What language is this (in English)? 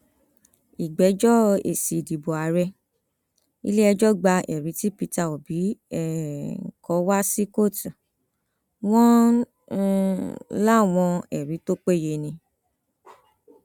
Yoruba